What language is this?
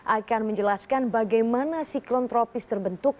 Indonesian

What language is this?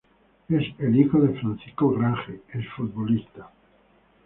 Spanish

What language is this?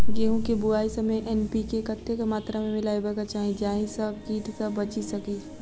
Maithili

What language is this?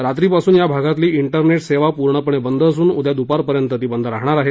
Marathi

